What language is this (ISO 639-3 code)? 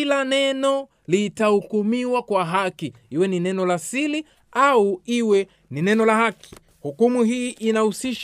swa